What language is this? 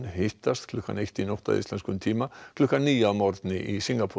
Icelandic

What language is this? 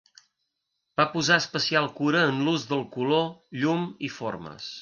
Catalan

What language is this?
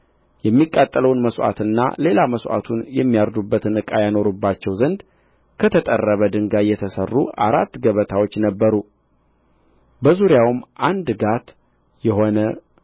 Amharic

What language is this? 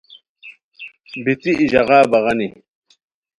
Khowar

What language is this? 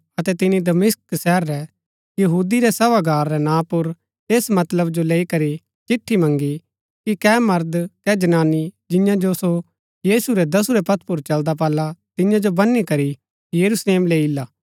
Gaddi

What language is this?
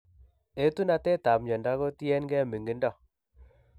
Kalenjin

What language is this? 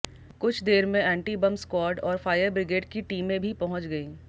Hindi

